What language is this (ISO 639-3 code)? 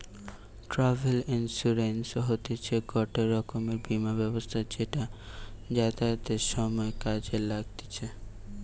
ben